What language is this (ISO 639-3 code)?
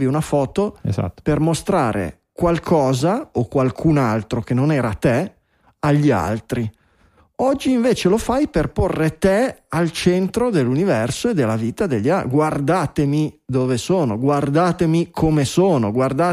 ita